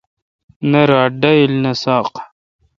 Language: Kalkoti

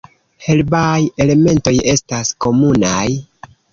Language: Esperanto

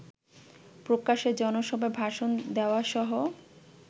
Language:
Bangla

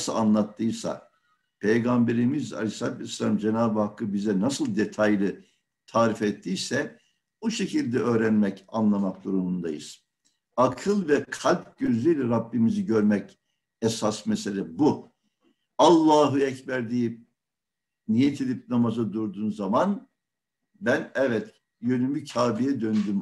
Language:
Turkish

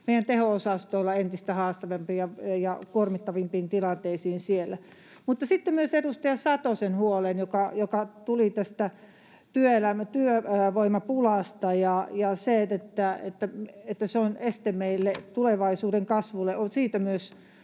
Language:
Finnish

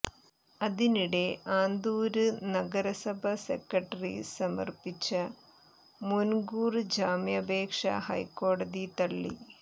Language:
Malayalam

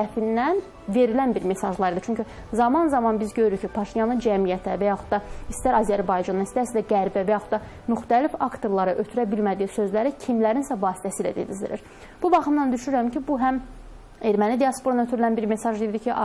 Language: Turkish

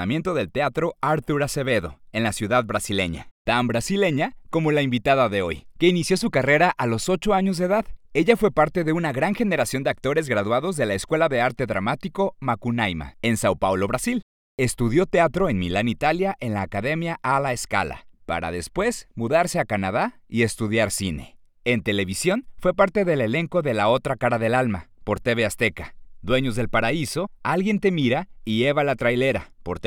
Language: Spanish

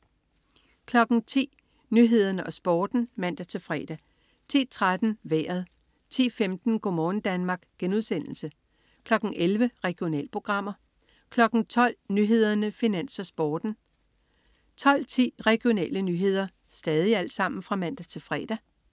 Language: Danish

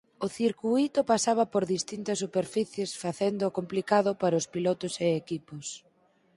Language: Galician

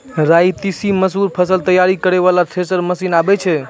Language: Maithili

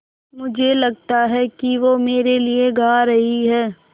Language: Hindi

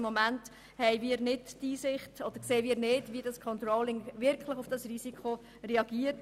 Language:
Swiss German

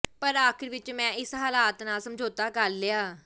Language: Punjabi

